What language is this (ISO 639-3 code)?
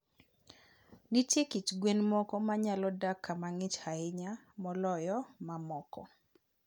luo